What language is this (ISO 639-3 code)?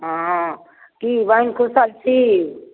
mai